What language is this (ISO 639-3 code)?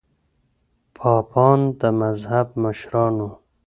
pus